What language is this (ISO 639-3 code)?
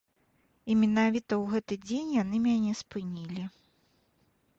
bel